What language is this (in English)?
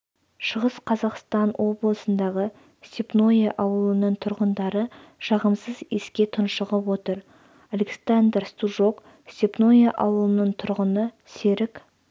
Kazakh